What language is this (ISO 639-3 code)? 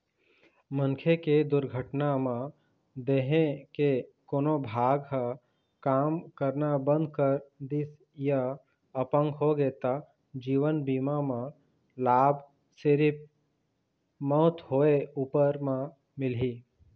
hne